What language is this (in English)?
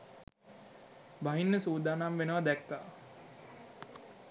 Sinhala